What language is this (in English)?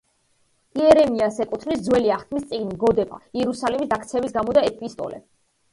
Georgian